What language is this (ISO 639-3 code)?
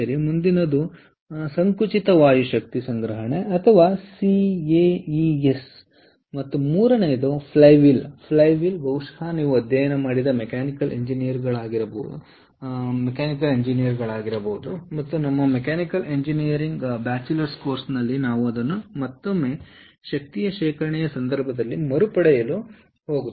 kan